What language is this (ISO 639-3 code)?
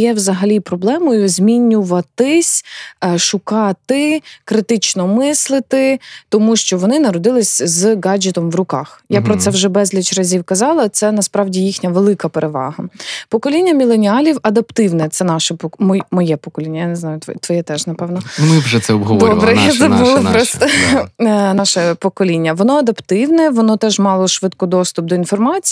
ukr